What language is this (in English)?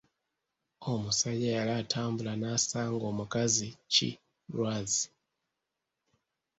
Ganda